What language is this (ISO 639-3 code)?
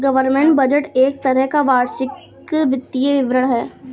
hin